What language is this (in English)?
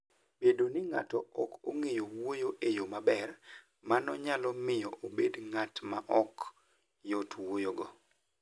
Luo (Kenya and Tanzania)